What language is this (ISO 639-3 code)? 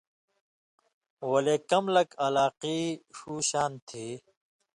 mvy